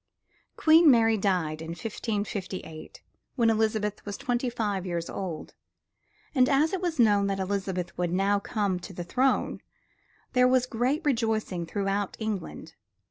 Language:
English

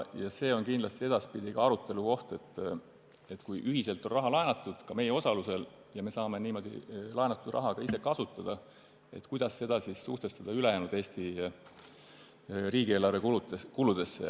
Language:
Estonian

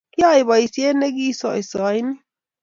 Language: Kalenjin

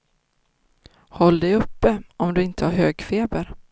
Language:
Swedish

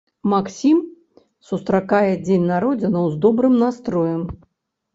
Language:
Belarusian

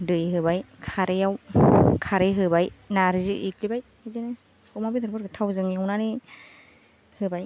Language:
Bodo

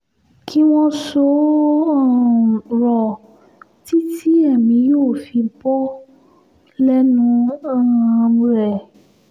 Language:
Yoruba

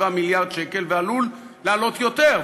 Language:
Hebrew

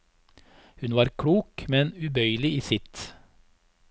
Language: Norwegian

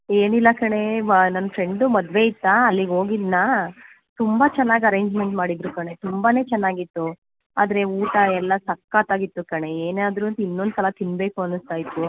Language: Kannada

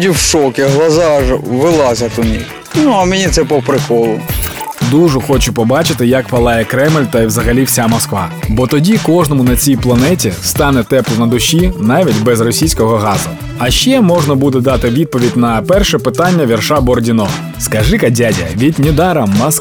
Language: Ukrainian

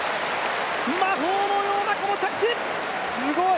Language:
Japanese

